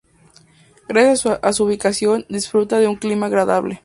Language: Spanish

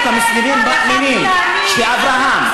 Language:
Hebrew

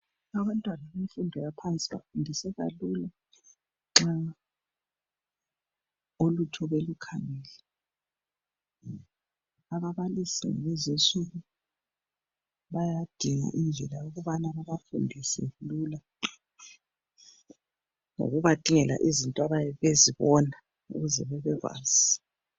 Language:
North Ndebele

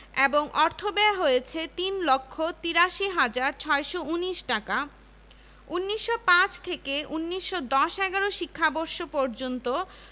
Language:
Bangla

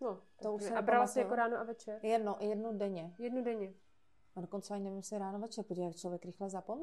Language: Czech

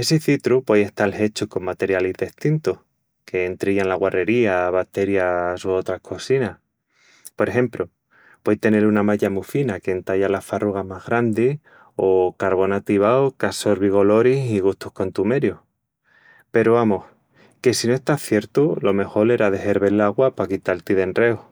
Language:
Extremaduran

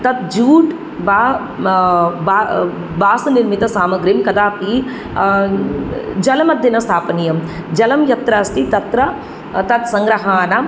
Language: Sanskrit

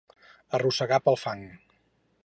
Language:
Catalan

